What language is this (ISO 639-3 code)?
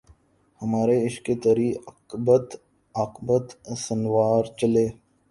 urd